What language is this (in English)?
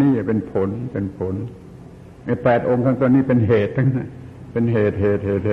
Thai